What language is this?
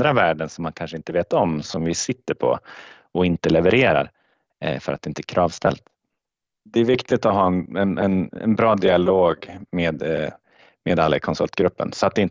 Swedish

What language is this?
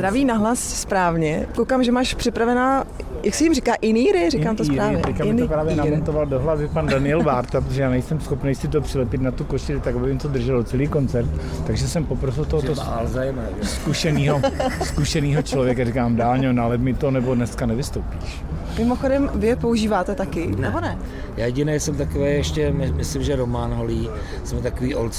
Czech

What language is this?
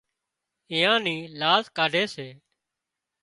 Wadiyara Koli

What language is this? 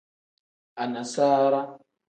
Tem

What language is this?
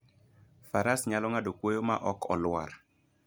Luo (Kenya and Tanzania)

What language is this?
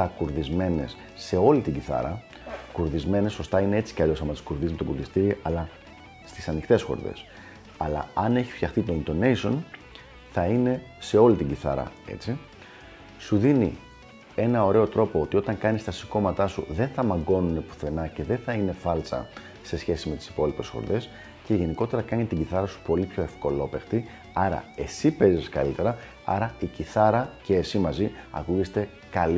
Greek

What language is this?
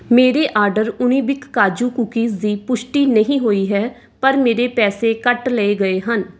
Punjabi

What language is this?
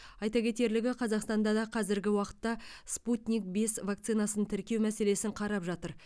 Kazakh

